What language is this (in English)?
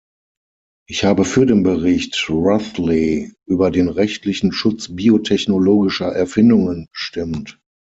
German